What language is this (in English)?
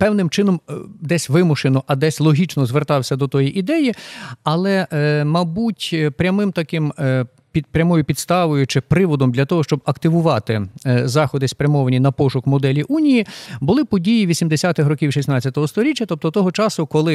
Ukrainian